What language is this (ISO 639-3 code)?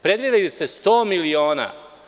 srp